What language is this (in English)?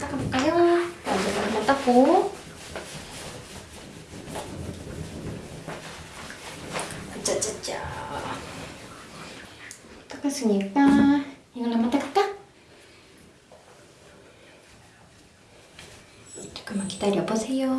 Korean